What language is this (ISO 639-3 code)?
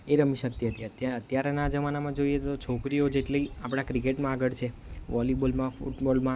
guj